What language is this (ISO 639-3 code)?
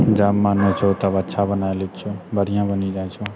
mai